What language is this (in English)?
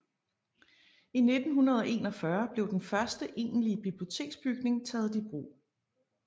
Danish